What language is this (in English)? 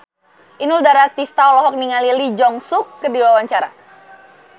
Sundanese